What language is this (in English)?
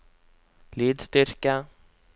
Norwegian